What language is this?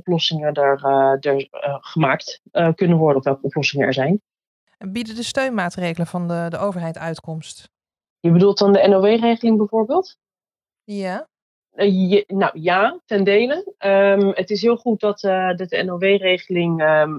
Dutch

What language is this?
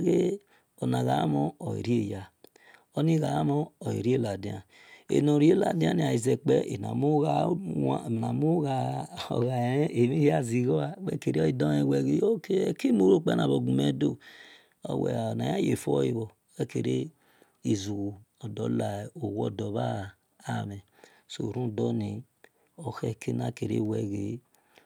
Esan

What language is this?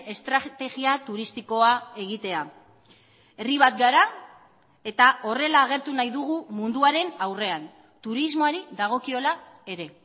Basque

